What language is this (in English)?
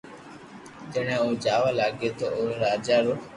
Loarki